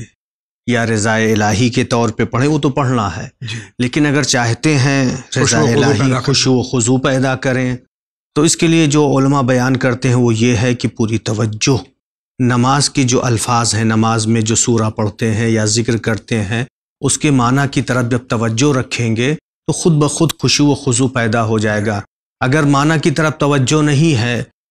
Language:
Hindi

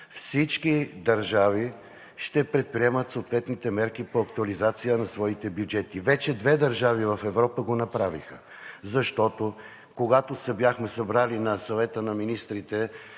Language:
Bulgarian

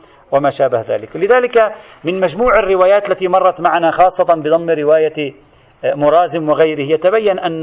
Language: Arabic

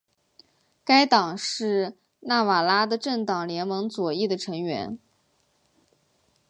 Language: Chinese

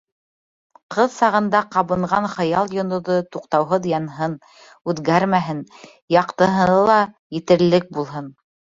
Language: Bashkir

